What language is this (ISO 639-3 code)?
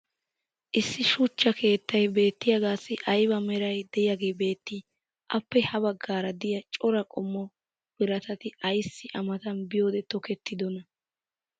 wal